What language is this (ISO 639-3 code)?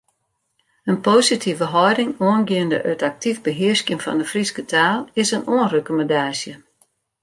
fry